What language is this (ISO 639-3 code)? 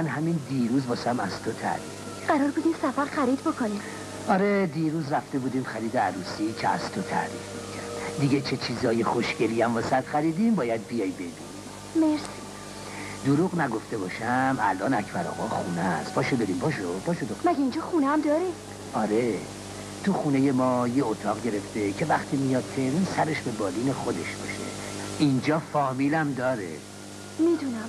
fas